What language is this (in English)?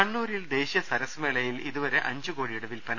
Malayalam